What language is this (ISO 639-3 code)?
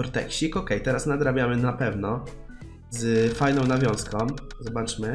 pol